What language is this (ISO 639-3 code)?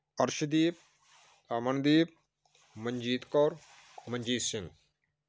pan